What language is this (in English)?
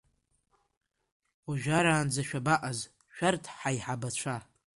Abkhazian